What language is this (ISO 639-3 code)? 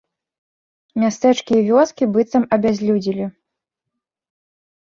bel